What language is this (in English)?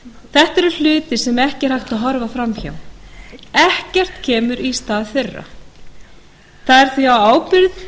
Icelandic